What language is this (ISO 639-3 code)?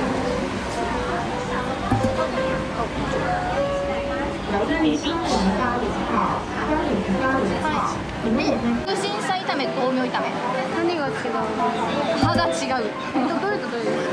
jpn